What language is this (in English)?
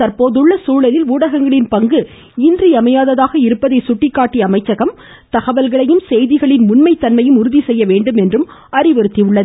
Tamil